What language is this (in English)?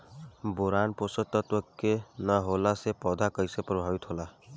Bhojpuri